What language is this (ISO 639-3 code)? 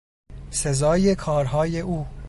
fas